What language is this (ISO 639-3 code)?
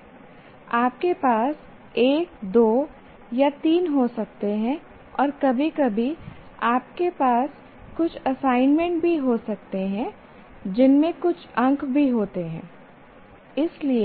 hin